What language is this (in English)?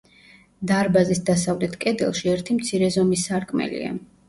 Georgian